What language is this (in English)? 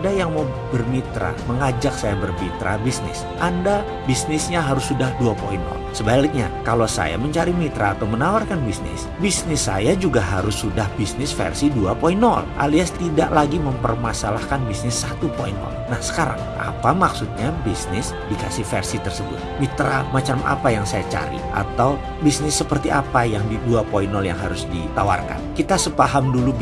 Indonesian